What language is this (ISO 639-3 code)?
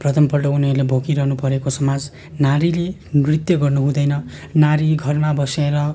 nep